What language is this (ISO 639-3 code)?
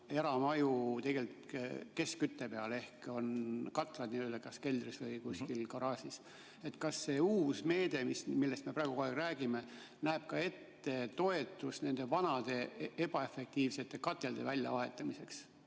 est